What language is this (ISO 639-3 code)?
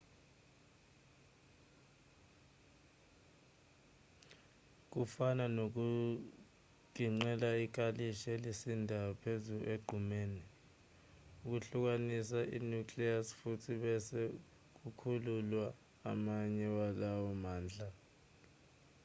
zul